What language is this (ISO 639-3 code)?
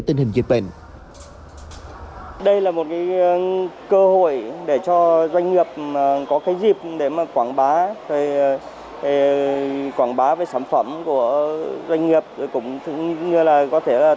vie